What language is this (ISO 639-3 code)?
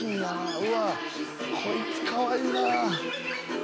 jpn